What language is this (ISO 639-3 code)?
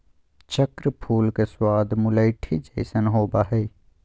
mag